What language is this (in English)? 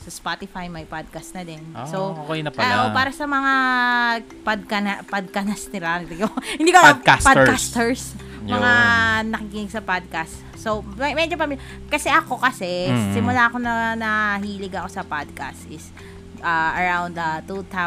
Filipino